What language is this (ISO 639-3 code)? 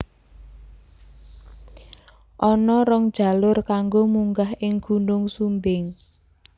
jav